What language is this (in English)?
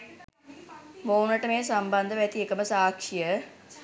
Sinhala